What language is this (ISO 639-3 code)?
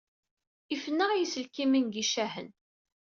kab